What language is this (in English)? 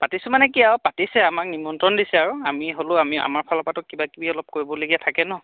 Assamese